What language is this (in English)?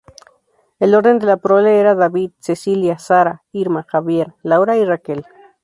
Spanish